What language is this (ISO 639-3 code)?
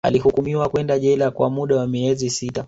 swa